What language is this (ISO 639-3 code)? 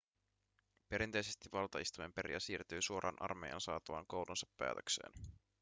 fin